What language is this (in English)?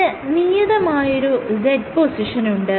Malayalam